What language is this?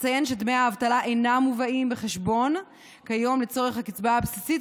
Hebrew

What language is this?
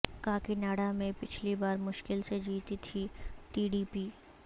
Urdu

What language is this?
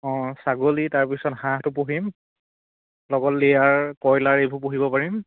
Assamese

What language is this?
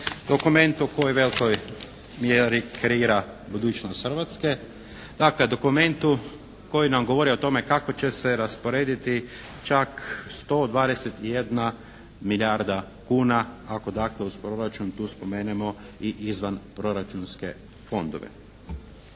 Croatian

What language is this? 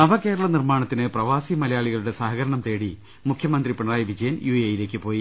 Malayalam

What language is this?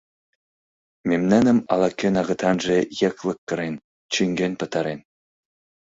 Mari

